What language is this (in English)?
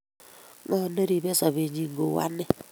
Kalenjin